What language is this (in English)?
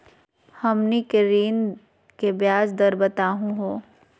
Magahi